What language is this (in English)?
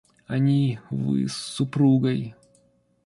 Russian